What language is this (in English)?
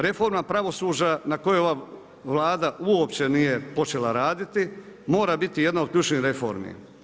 Croatian